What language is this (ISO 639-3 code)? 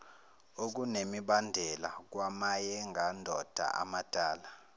zul